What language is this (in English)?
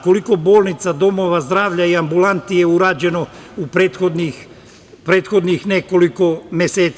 Serbian